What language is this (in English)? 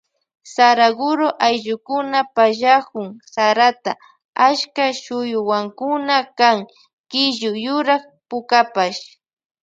Loja Highland Quichua